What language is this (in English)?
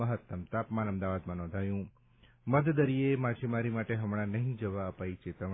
Gujarati